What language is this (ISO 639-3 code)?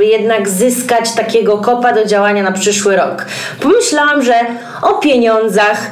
pol